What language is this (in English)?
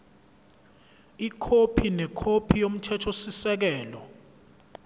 Zulu